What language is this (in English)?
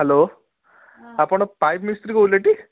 Odia